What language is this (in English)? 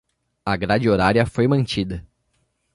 Portuguese